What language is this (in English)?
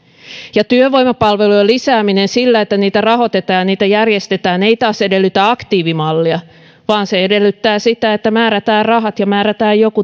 Finnish